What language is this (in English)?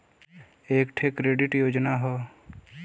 Bhojpuri